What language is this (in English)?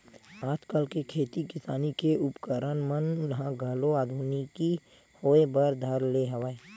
Chhattisgarhi